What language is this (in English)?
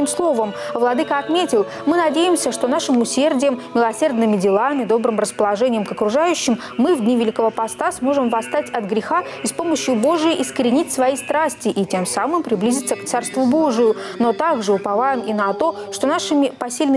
Russian